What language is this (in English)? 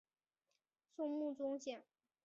Chinese